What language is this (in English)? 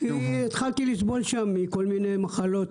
Hebrew